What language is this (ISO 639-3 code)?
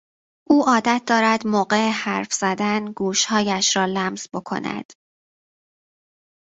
fas